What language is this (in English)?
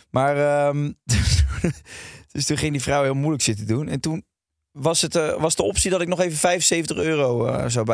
Dutch